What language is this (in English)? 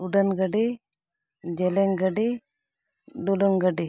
Santali